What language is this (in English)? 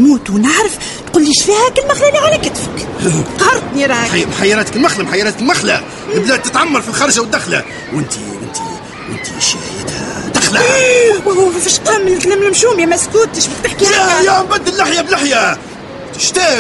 Arabic